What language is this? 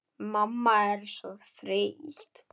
Icelandic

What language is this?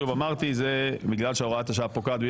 Hebrew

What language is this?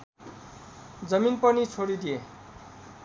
Nepali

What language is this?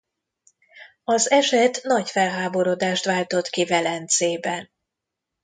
Hungarian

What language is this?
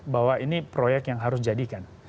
Indonesian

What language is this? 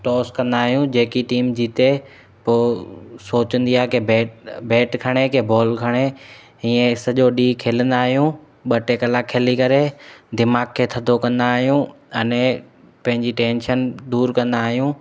Sindhi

